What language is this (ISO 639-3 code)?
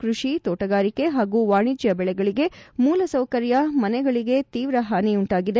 kan